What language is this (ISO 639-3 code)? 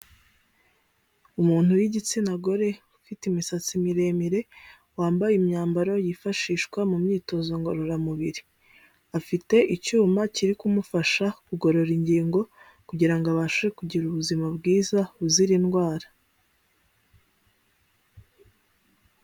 kin